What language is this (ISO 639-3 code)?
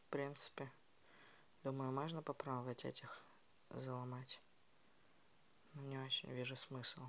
rus